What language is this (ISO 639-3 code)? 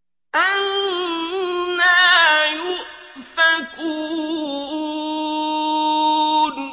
ara